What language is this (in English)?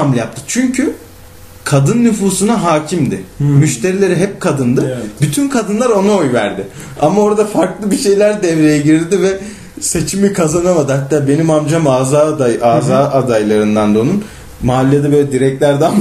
Turkish